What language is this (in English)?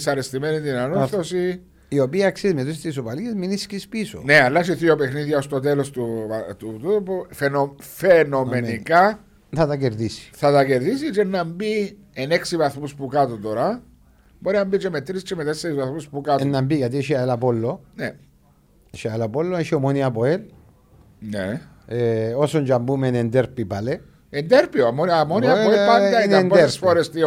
Greek